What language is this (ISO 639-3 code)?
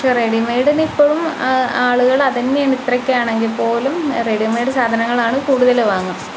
mal